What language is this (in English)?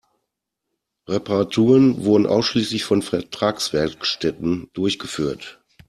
German